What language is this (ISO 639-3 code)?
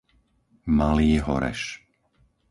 slk